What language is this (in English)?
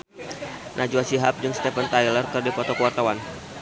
Sundanese